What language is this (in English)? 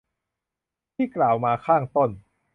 Thai